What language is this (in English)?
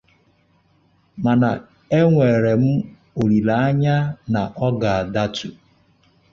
Igbo